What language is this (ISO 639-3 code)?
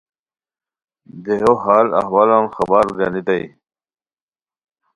khw